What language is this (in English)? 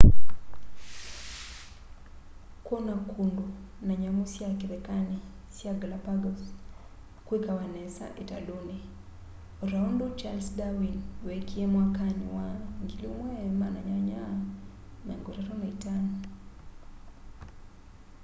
Kamba